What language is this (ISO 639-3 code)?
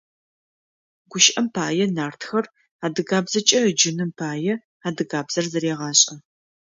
ady